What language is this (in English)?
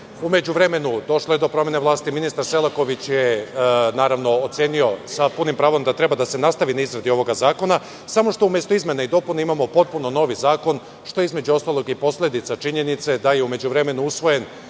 Serbian